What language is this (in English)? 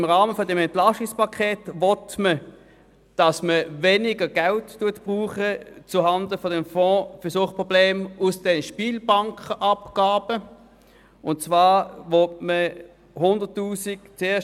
Swiss German